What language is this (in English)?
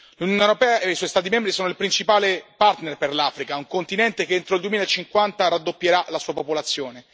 Italian